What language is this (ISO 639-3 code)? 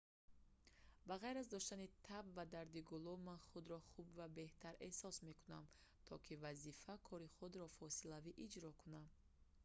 tgk